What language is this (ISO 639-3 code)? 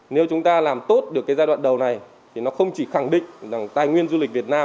vie